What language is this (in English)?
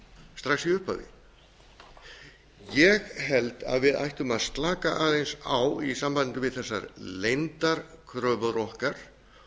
Icelandic